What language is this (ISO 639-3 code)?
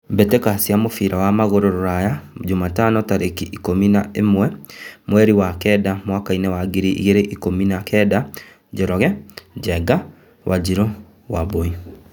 kik